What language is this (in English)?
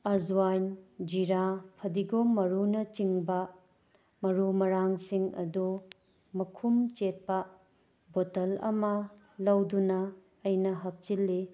Manipuri